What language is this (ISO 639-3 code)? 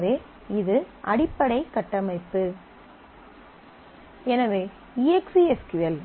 tam